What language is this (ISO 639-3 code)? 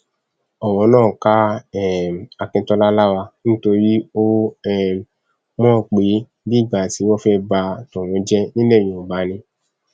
yor